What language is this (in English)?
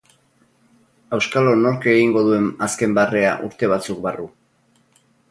Basque